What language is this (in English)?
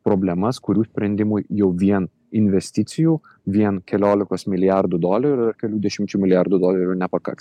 Lithuanian